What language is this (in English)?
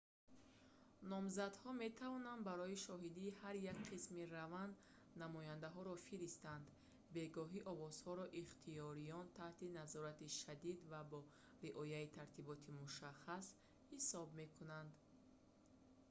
Tajik